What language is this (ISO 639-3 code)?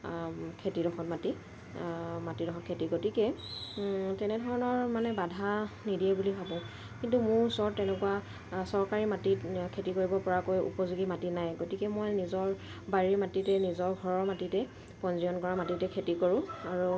asm